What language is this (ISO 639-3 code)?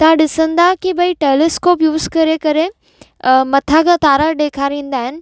snd